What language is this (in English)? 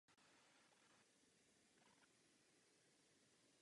Czech